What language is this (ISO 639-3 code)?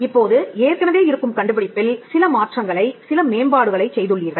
tam